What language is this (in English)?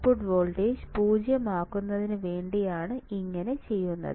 Malayalam